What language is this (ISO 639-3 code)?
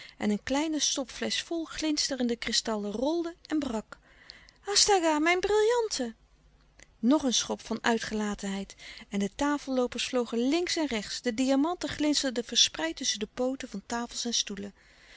nld